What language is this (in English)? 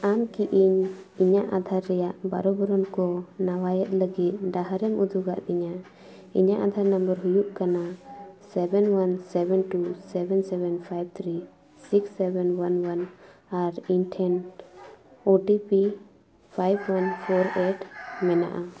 Santali